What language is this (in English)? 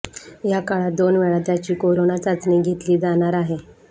Marathi